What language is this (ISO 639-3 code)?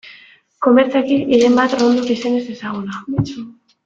eus